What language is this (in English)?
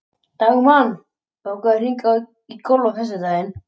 Icelandic